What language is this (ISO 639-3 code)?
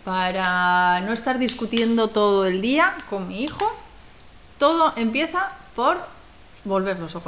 spa